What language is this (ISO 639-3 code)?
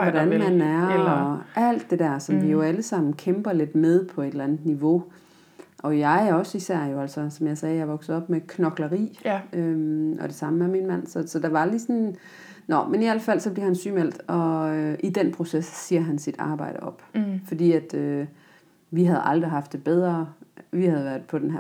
dan